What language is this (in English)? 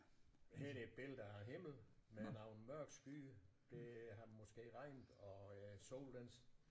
Danish